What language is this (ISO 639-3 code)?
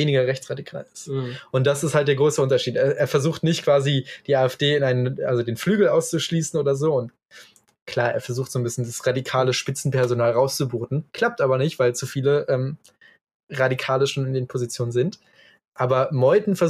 deu